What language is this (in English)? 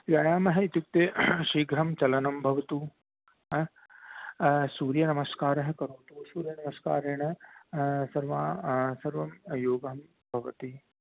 Sanskrit